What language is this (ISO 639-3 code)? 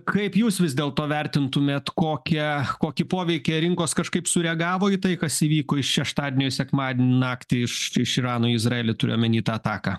lit